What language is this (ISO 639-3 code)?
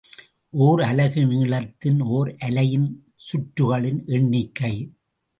tam